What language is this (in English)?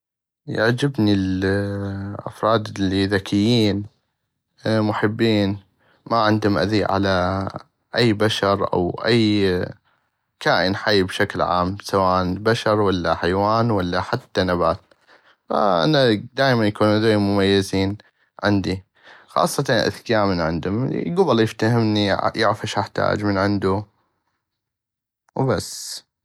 North Mesopotamian Arabic